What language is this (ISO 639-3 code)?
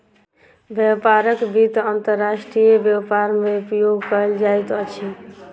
mai